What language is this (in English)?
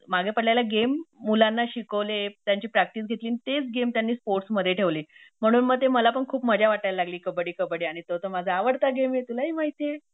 Marathi